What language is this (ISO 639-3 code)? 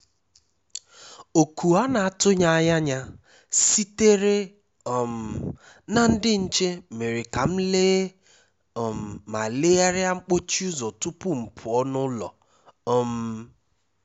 ibo